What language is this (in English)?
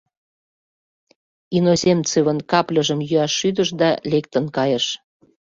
Mari